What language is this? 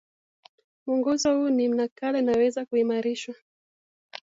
Swahili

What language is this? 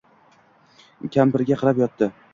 Uzbek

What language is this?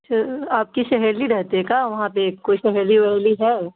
Urdu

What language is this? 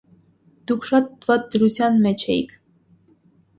Armenian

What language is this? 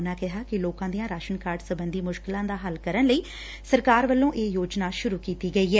Punjabi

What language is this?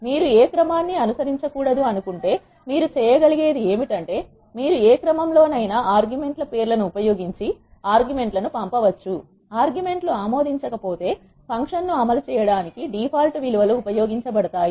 Telugu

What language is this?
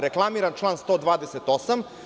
Serbian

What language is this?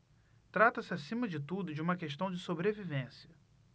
Portuguese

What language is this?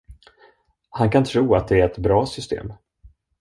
Swedish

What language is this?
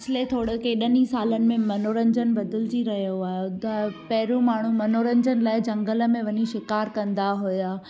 Sindhi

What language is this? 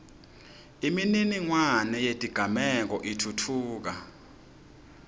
Swati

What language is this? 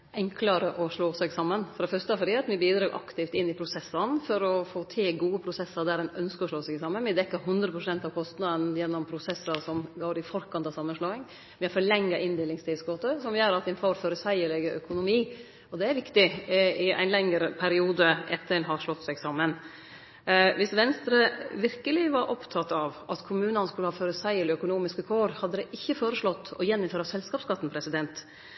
Norwegian Nynorsk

